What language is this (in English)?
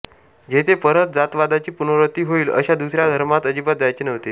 Marathi